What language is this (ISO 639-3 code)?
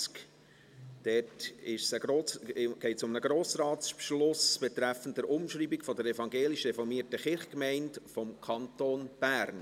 gsw